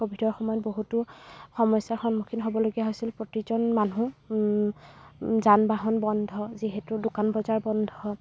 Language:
Assamese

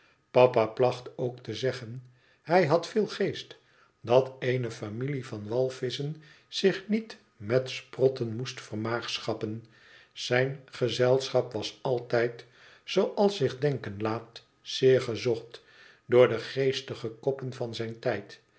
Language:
Dutch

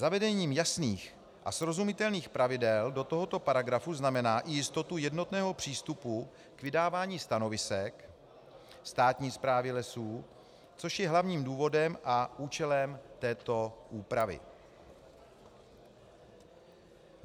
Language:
Czech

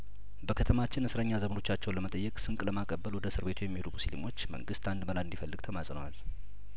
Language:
Amharic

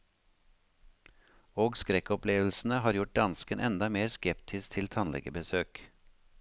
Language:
Norwegian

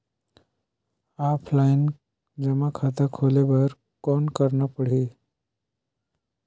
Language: Chhattisgarhi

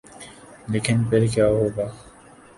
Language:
Urdu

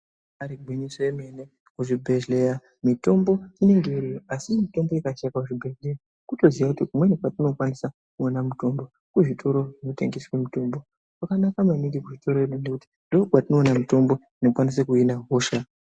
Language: Ndau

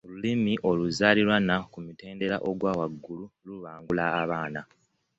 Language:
Ganda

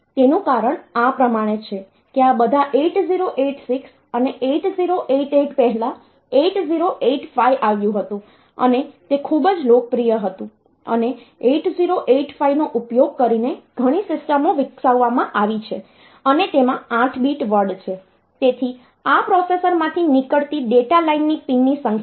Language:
Gujarati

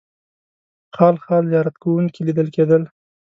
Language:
Pashto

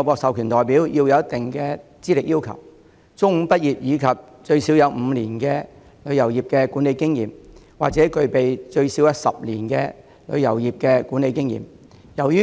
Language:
Cantonese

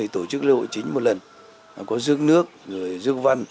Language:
Vietnamese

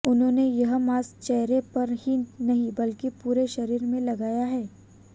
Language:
Hindi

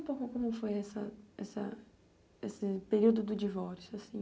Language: Portuguese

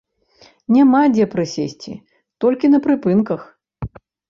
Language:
Belarusian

